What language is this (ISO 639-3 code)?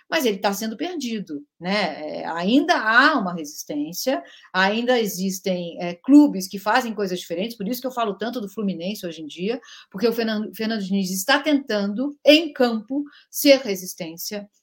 por